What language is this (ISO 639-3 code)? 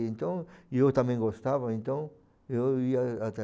por